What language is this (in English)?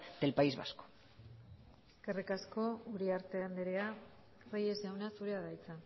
Basque